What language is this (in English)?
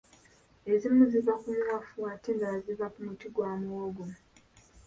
Ganda